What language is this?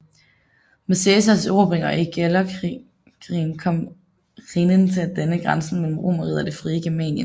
Danish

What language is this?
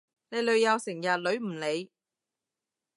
Cantonese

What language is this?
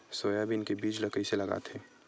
Chhattisgarhi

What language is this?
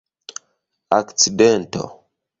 Esperanto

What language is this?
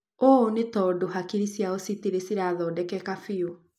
Kikuyu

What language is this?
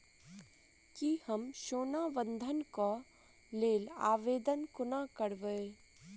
Maithili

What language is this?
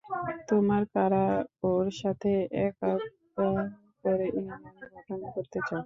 Bangla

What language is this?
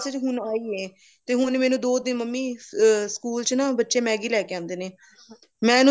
Punjabi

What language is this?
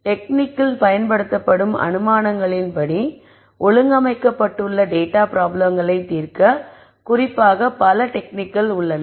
Tamil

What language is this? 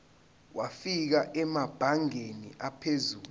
Zulu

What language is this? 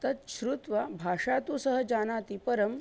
Sanskrit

